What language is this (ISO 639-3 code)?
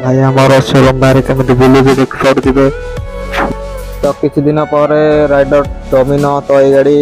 ind